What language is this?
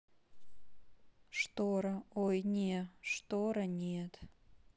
Russian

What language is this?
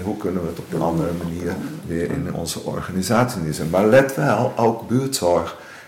Dutch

